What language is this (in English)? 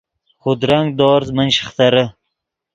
Yidgha